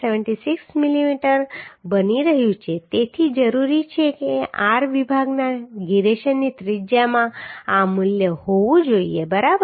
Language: Gujarati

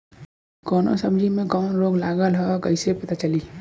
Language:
Bhojpuri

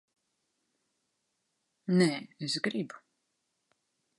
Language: Latvian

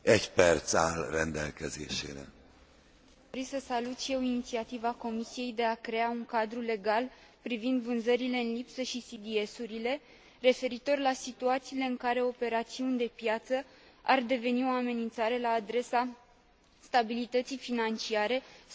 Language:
Romanian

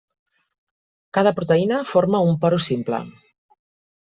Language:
Catalan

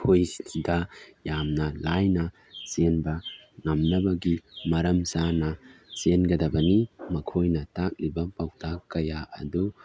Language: Manipuri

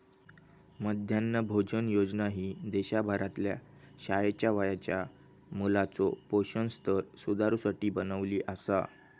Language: Marathi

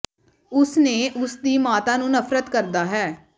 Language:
Punjabi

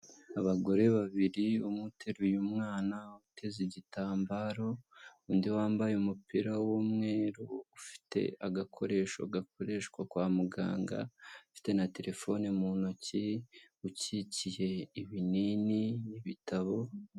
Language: Kinyarwanda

